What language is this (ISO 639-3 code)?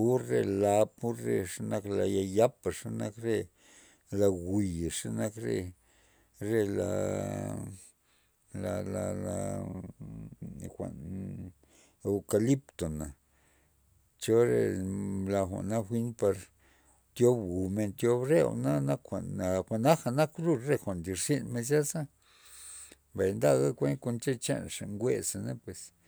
ztp